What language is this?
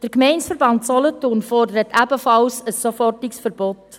Swiss German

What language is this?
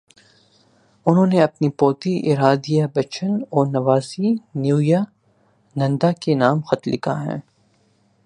Urdu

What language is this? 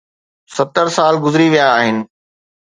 Sindhi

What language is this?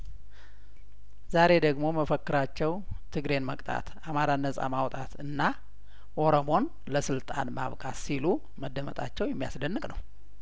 Amharic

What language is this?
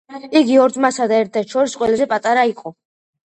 Georgian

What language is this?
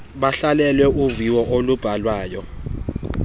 Xhosa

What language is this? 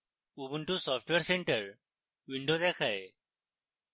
Bangla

